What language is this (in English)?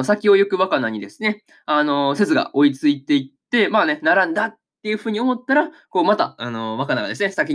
Japanese